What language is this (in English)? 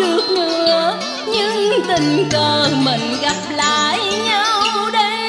Vietnamese